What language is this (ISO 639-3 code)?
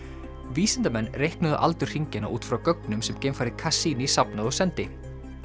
isl